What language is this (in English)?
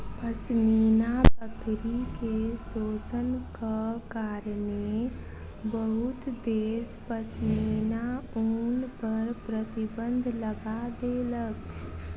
Maithili